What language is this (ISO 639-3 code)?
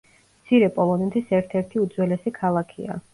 kat